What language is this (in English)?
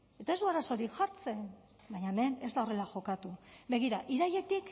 Basque